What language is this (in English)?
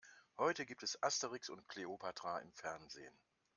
German